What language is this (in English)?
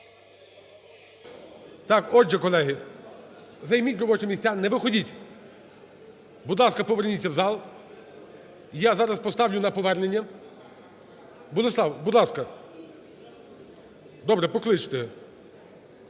Ukrainian